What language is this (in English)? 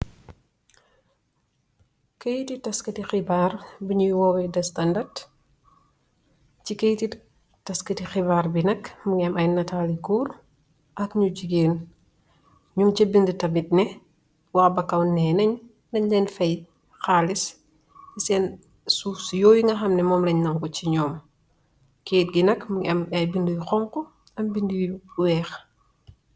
Wolof